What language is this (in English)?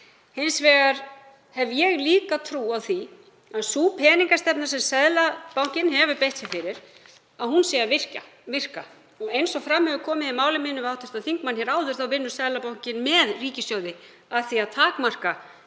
Icelandic